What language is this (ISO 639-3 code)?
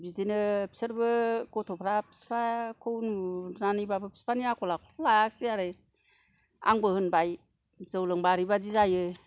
brx